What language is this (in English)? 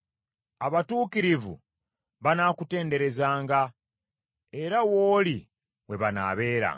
Ganda